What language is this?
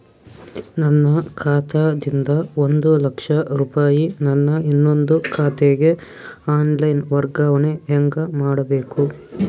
Kannada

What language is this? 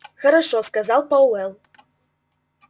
Russian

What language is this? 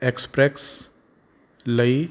Punjabi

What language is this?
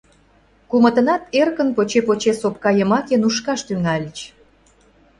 Mari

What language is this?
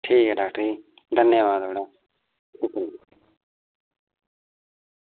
Dogri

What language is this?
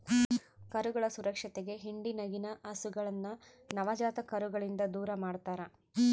Kannada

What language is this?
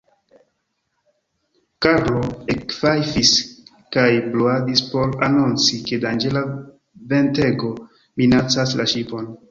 Esperanto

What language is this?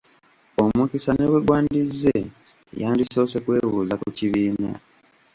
Ganda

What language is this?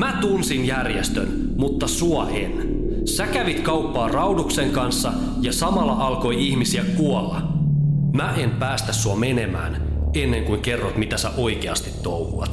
Finnish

